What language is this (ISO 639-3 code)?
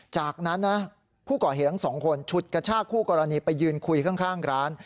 tha